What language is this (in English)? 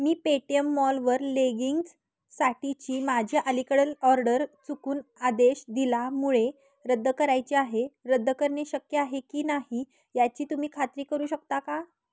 Marathi